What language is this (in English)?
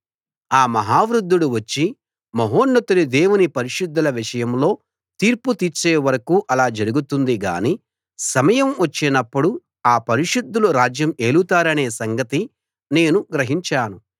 Telugu